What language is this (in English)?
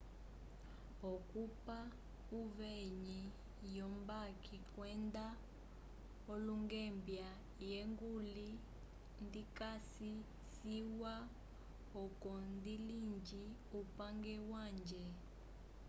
Umbundu